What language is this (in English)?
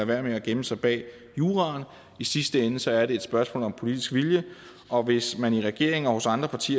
Danish